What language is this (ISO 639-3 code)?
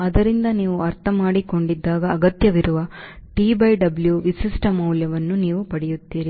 kan